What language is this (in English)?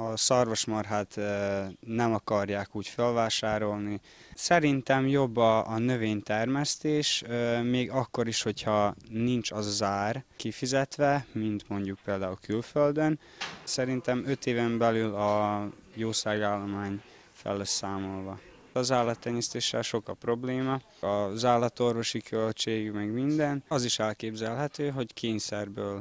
Hungarian